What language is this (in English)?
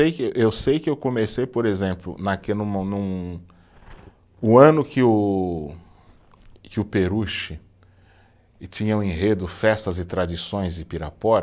Portuguese